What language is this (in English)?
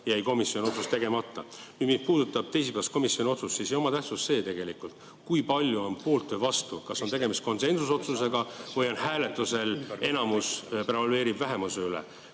Estonian